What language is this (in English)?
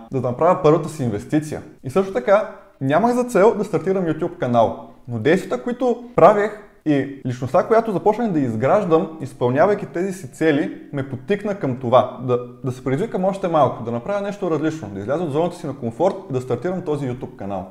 Bulgarian